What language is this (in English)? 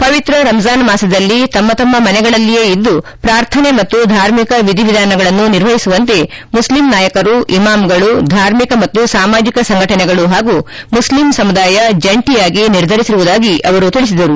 Kannada